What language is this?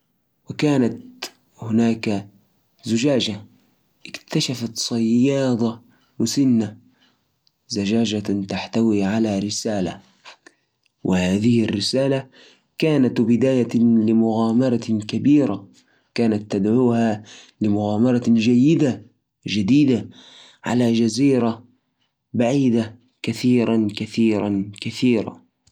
Najdi Arabic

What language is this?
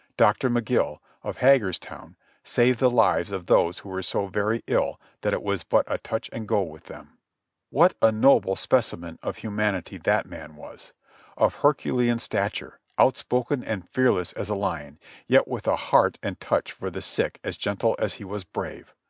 English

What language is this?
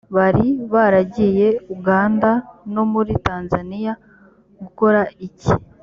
Kinyarwanda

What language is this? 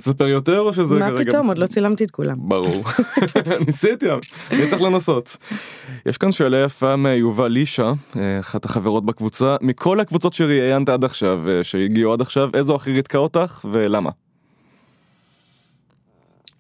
Hebrew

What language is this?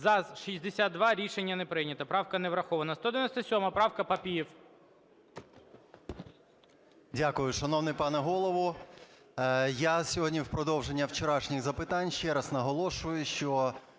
Ukrainian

